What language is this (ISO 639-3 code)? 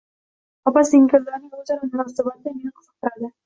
uzb